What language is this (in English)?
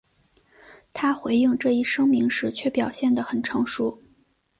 Chinese